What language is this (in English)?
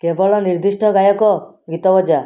Odia